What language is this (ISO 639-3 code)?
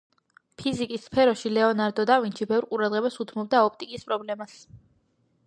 kat